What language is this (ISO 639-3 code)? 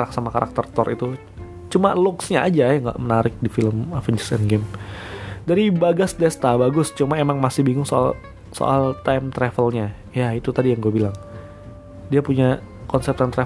ind